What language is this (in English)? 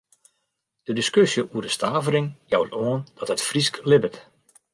Western Frisian